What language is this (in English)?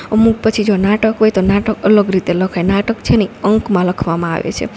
Gujarati